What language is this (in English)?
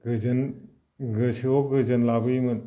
Bodo